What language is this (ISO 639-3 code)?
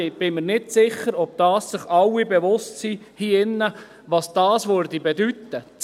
gsw